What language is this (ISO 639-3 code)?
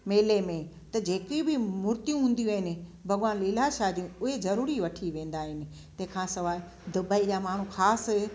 snd